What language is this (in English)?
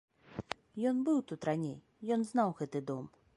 Belarusian